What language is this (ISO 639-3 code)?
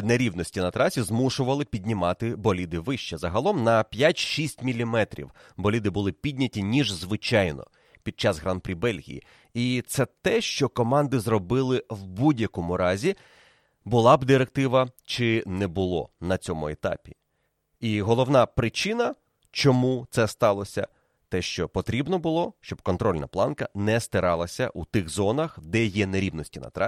ukr